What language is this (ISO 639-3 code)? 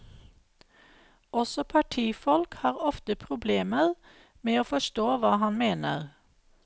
nor